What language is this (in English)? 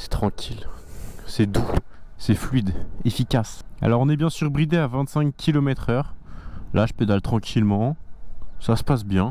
French